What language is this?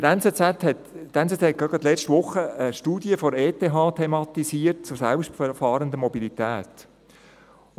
Swiss German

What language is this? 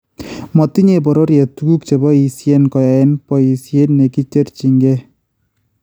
Kalenjin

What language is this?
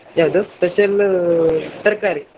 Kannada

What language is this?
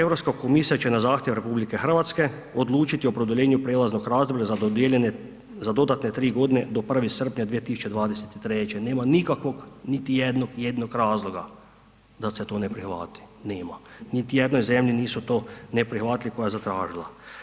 Croatian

